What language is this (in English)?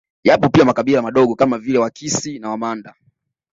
Swahili